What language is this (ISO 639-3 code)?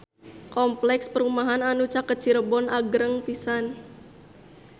sun